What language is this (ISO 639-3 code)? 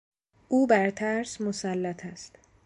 fas